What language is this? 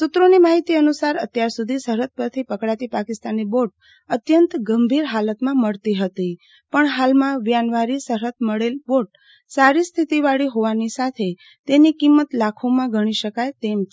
Gujarati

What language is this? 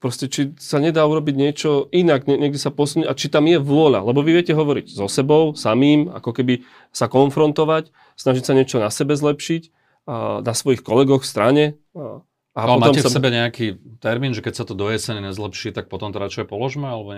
Slovak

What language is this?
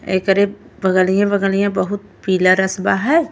Bhojpuri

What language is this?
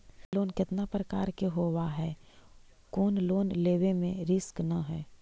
Magahi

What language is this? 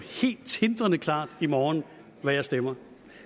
Danish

